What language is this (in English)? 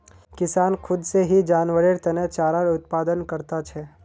Magahi